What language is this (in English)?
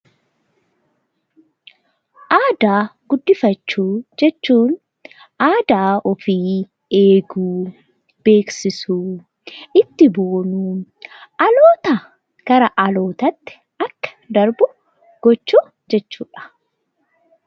Oromo